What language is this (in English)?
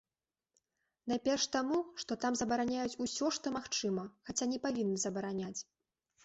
Belarusian